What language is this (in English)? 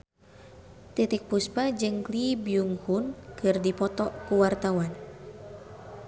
Sundanese